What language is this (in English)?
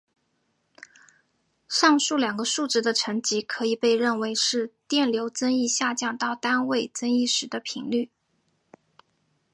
Chinese